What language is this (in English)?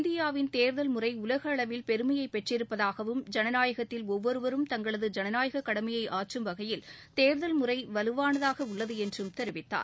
Tamil